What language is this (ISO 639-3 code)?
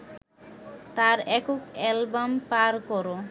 ben